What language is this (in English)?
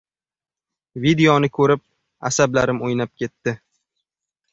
Uzbek